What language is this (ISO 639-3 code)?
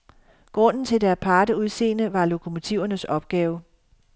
dan